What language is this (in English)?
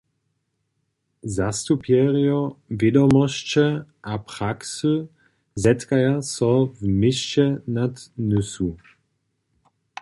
Upper Sorbian